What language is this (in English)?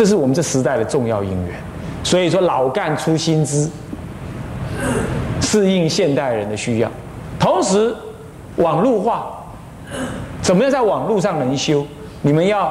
Chinese